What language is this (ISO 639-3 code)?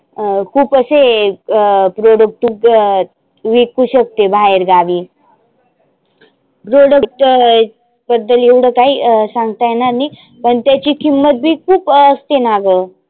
mar